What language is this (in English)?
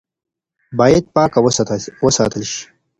Pashto